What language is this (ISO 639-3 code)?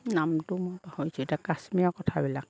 asm